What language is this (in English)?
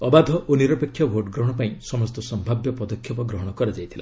Odia